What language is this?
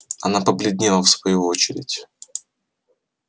Russian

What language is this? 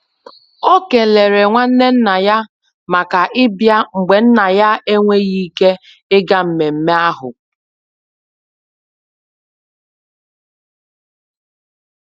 Igbo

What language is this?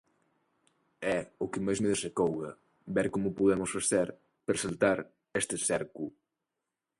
Galician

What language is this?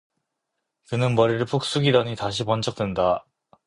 Korean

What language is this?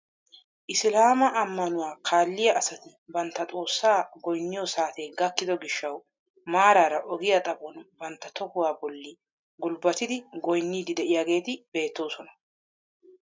Wolaytta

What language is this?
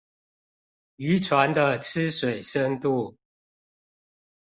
Chinese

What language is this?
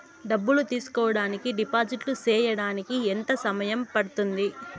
Telugu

